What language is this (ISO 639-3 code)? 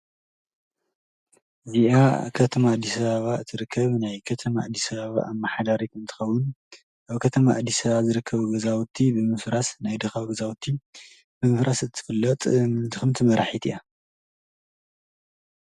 tir